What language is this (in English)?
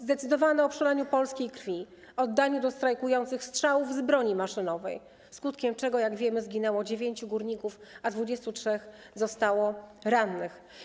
Polish